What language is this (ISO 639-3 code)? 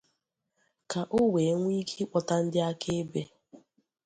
ibo